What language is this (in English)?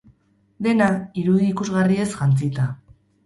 Basque